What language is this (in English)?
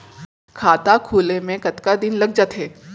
Chhattisgarhi